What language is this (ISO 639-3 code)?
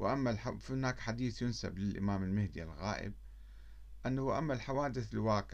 ara